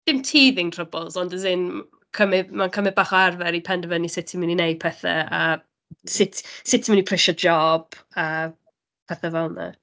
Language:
Welsh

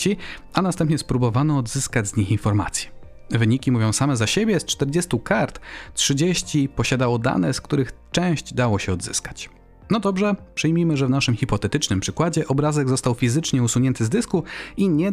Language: Polish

